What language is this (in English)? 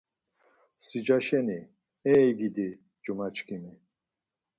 Laz